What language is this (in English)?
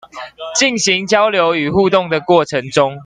Chinese